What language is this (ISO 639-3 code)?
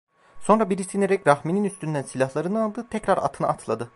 tur